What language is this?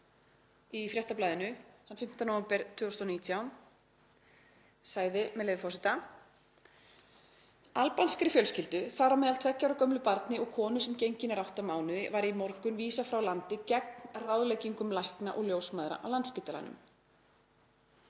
Icelandic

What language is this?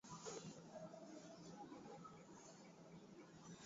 Swahili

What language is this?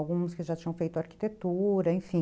Portuguese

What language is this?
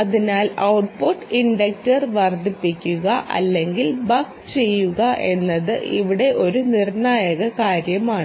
Malayalam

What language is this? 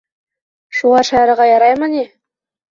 Bashkir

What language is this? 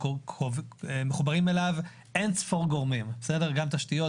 Hebrew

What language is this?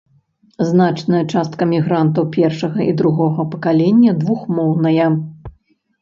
Belarusian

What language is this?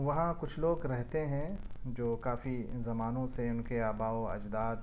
Urdu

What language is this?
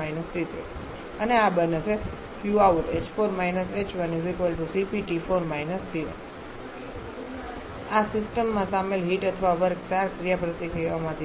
Gujarati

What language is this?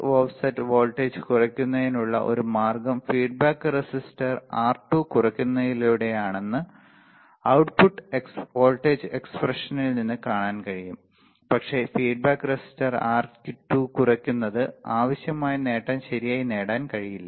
Malayalam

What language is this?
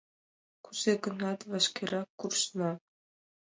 Mari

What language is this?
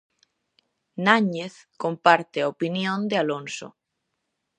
Galician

